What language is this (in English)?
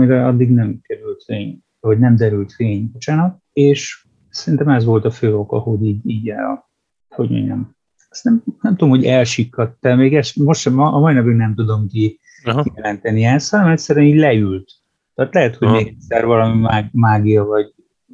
Hungarian